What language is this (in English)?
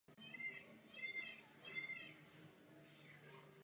Czech